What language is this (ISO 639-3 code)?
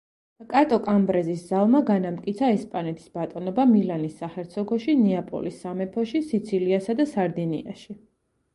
kat